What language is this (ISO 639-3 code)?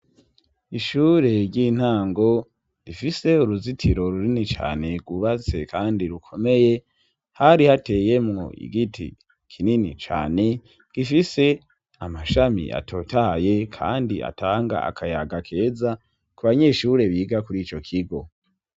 run